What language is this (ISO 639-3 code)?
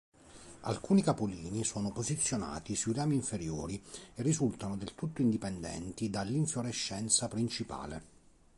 ita